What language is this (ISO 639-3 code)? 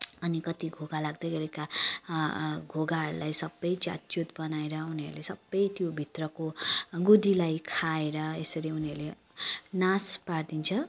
nep